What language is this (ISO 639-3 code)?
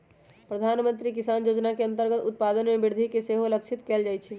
mag